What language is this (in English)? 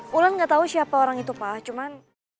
Indonesian